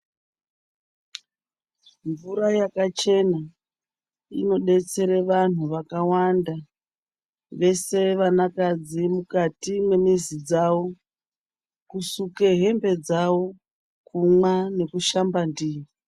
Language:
Ndau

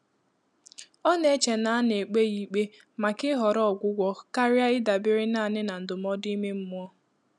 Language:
Igbo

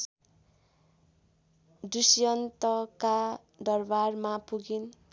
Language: Nepali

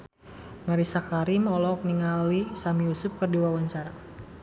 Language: Sundanese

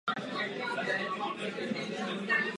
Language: Czech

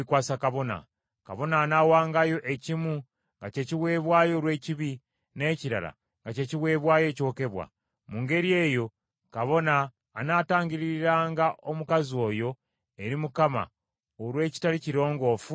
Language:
Ganda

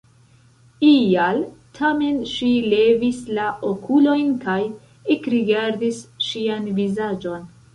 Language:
Esperanto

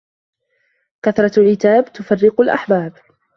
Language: Arabic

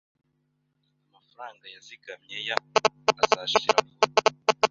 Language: Kinyarwanda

